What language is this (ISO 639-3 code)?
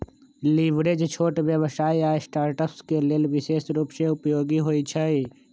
mag